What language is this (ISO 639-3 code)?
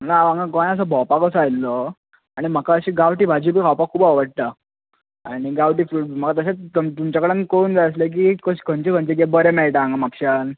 kok